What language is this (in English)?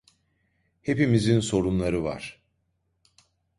Turkish